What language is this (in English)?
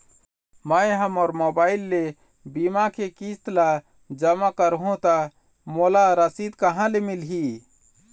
Chhattisgarhi